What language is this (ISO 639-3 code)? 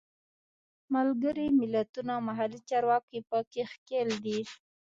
pus